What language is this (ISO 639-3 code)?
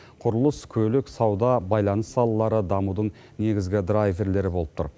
kaz